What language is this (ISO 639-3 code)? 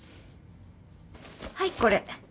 jpn